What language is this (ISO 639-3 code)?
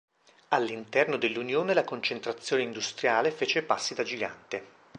ita